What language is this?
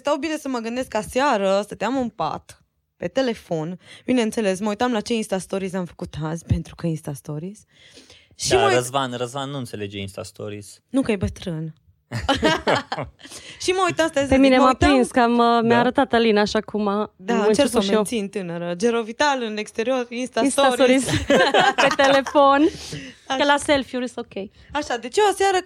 Romanian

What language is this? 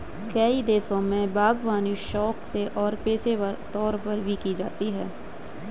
Hindi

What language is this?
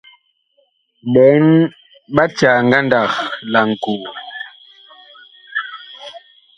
Bakoko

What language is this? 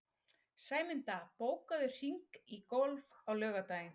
Icelandic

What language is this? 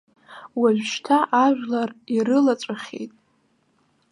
Abkhazian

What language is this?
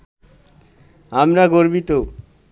Bangla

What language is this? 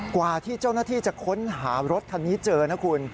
Thai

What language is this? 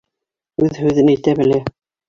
Bashkir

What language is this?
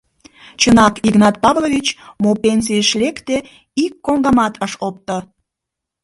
Mari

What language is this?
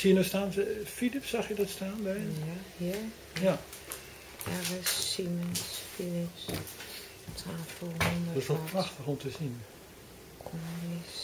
Dutch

